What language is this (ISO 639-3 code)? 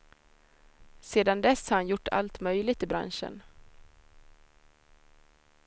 swe